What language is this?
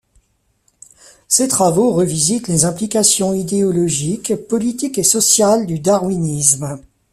French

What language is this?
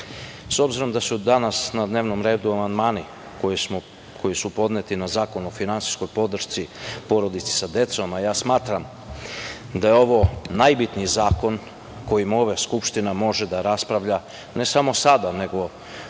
Serbian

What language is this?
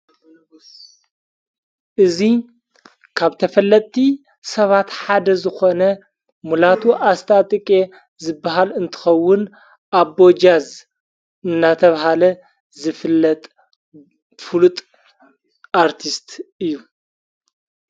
Tigrinya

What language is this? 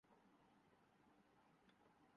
Urdu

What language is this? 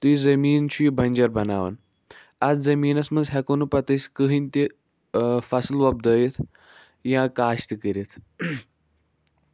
Kashmiri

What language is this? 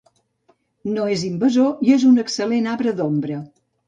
Catalan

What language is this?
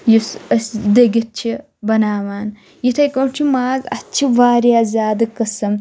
Kashmiri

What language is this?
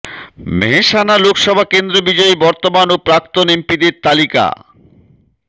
Bangla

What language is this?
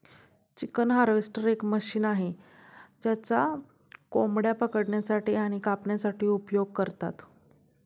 Marathi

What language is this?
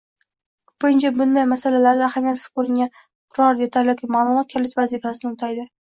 Uzbek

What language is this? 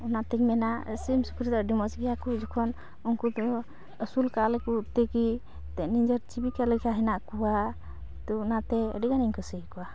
Santali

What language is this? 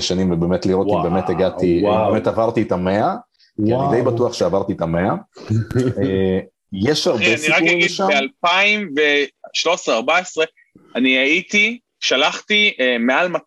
Hebrew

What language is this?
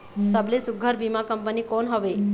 Chhattisgarhi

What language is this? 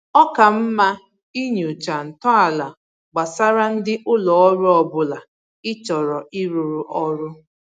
Igbo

